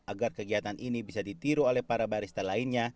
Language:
Indonesian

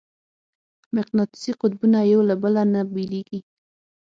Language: Pashto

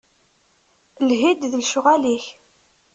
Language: Kabyle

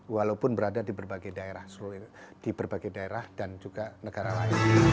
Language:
Indonesian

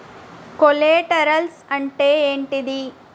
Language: Telugu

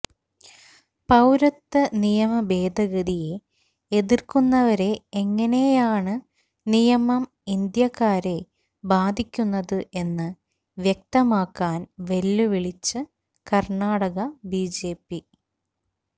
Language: Malayalam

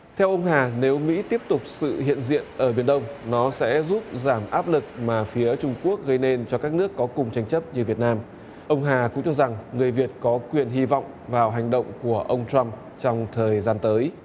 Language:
Vietnamese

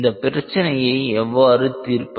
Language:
Tamil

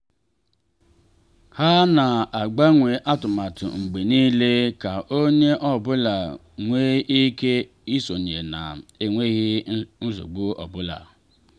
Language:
Igbo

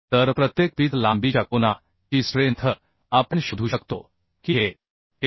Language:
Marathi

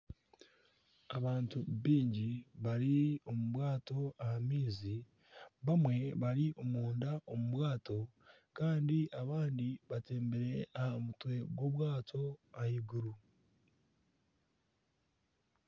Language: Nyankole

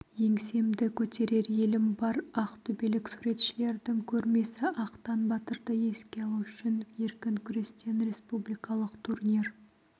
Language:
Kazakh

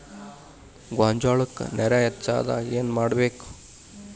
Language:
Kannada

